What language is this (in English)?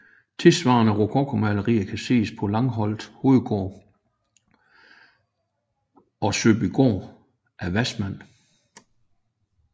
Danish